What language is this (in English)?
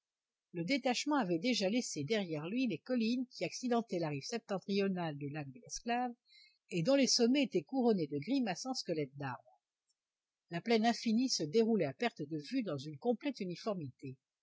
French